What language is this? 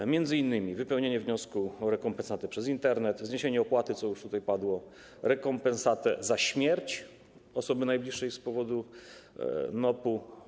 Polish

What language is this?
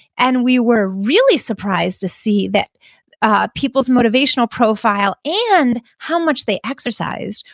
English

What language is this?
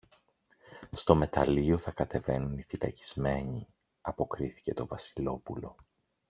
Greek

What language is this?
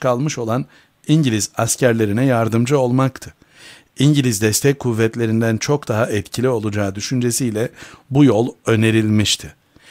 Turkish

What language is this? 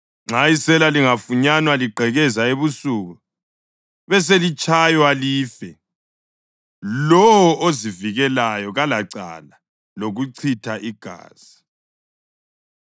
North Ndebele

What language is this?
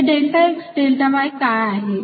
Marathi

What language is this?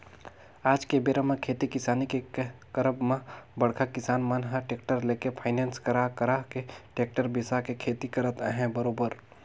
Chhattisgarhi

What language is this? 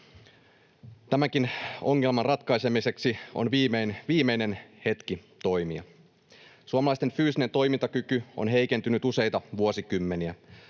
Finnish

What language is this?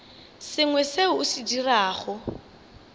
Northern Sotho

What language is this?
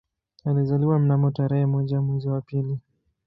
Swahili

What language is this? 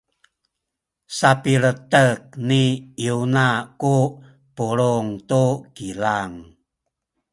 Sakizaya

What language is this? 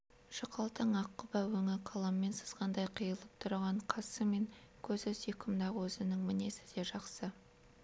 Kazakh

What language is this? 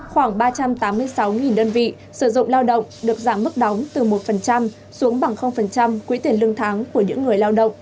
Vietnamese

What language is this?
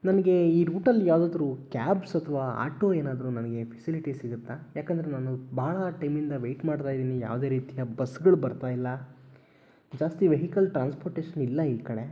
Kannada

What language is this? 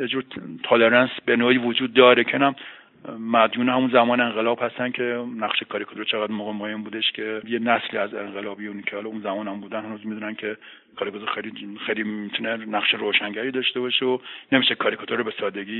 Persian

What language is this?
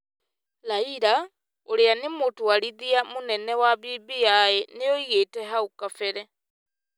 Kikuyu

